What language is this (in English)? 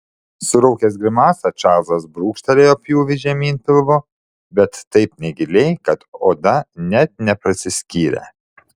Lithuanian